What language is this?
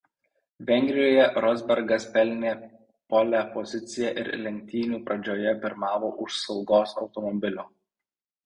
Lithuanian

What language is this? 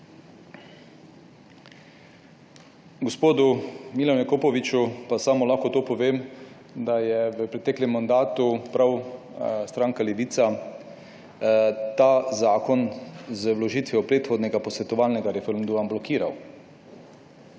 Slovenian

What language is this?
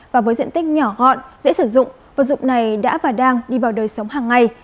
Vietnamese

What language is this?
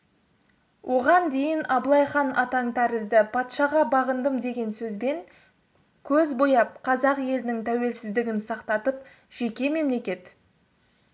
Kazakh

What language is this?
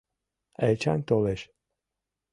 Mari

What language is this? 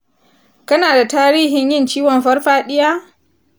Hausa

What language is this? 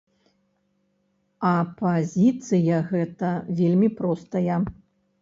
Belarusian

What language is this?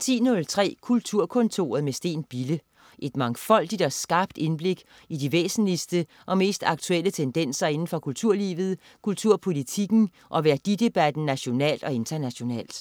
Danish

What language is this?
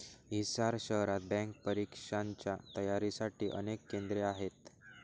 Marathi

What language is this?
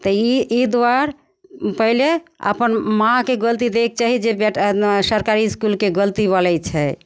Maithili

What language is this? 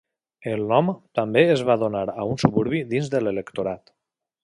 Catalan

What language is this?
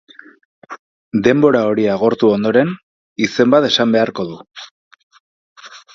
Basque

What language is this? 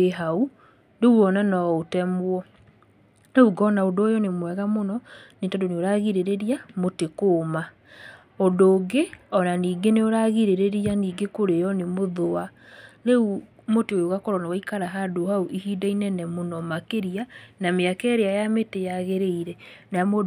Kikuyu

